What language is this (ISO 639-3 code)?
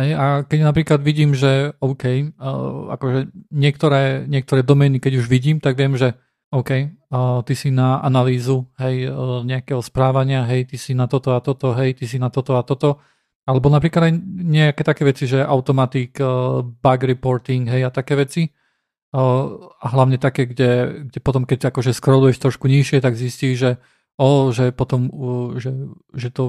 slk